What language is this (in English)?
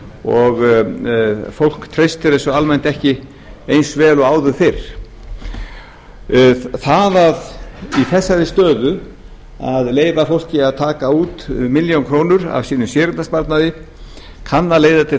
Icelandic